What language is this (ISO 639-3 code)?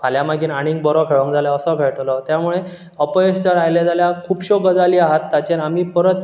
kok